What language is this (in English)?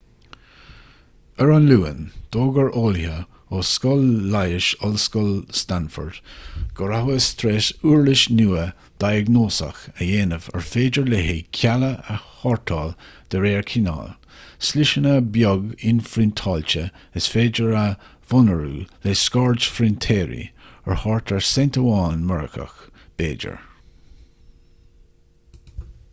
Irish